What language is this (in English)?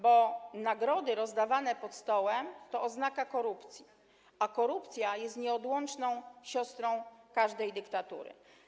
Polish